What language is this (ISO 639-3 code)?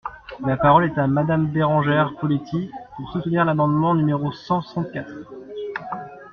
fra